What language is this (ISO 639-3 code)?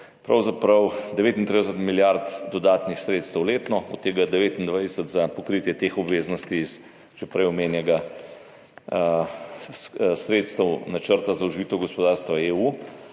slv